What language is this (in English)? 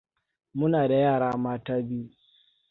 Hausa